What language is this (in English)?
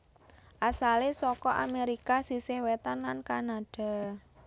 Javanese